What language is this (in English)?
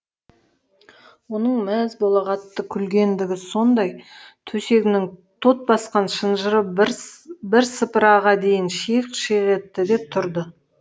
Kazakh